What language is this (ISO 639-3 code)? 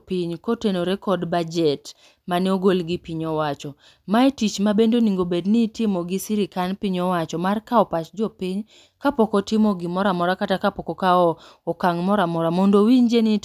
luo